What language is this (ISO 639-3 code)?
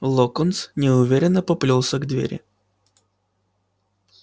rus